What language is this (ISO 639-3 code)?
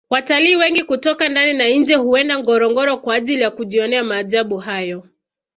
swa